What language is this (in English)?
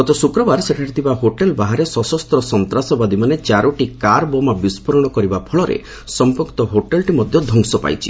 Odia